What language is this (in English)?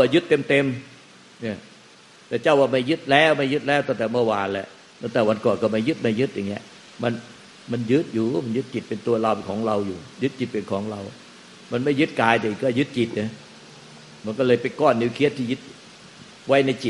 Thai